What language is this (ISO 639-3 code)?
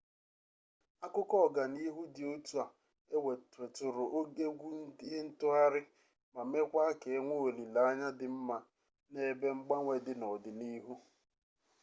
ibo